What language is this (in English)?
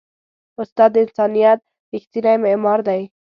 Pashto